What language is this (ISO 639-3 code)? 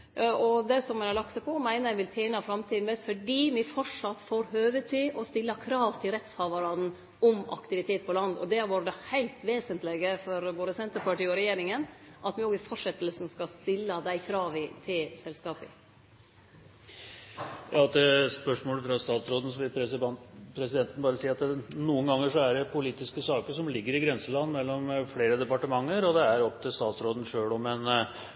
nor